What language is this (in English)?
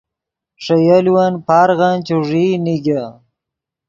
Yidgha